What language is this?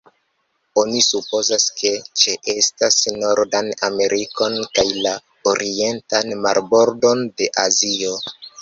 Esperanto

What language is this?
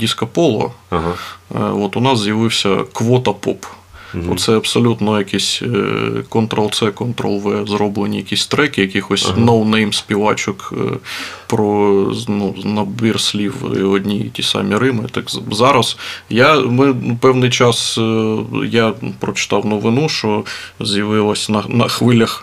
Ukrainian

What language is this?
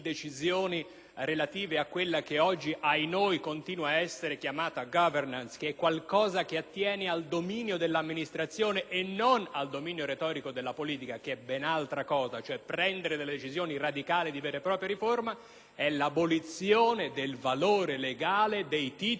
Italian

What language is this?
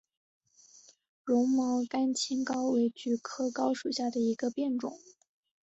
Chinese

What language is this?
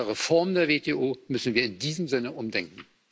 German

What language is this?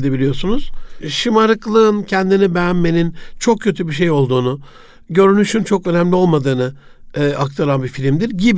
Turkish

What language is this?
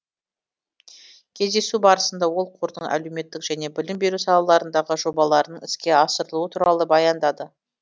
Kazakh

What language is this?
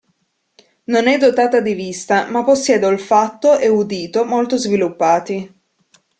Italian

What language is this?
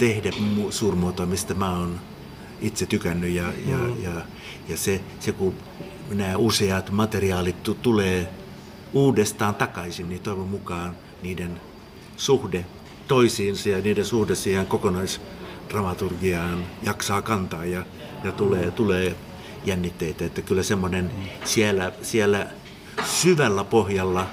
Finnish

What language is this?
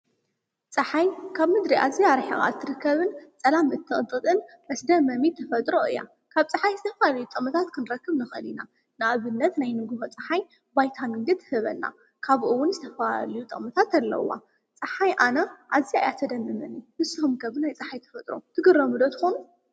Tigrinya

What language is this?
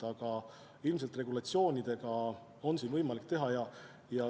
Estonian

